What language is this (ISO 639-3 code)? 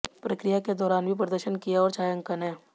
hin